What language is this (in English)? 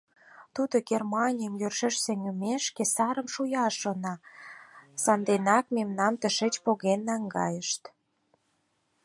Mari